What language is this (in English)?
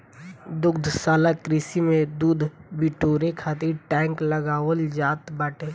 Bhojpuri